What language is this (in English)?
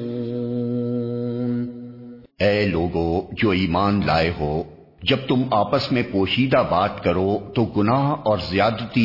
Urdu